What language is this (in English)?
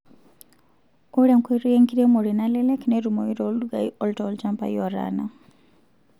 Masai